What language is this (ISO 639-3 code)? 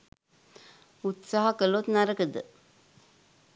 sin